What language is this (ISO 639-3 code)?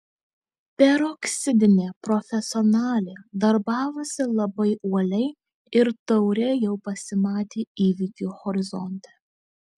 lit